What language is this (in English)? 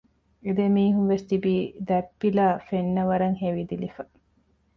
Divehi